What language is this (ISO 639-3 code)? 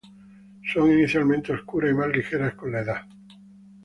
spa